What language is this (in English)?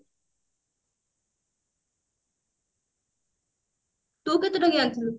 Odia